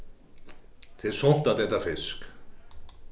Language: Faroese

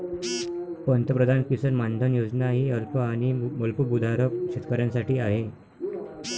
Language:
Marathi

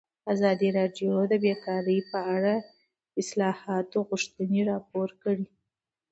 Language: Pashto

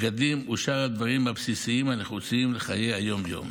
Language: Hebrew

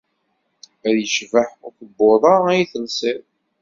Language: Kabyle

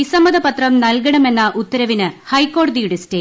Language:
Malayalam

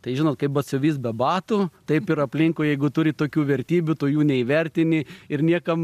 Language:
Lithuanian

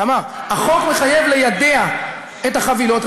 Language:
Hebrew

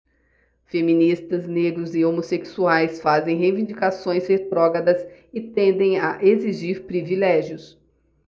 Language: Portuguese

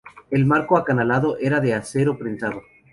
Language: Spanish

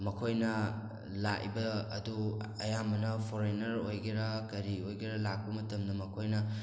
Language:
Manipuri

